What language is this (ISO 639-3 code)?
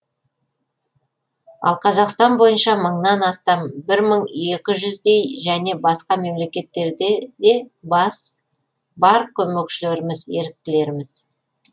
kaz